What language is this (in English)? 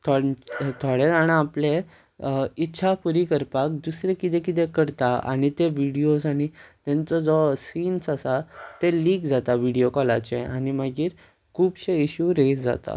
Konkani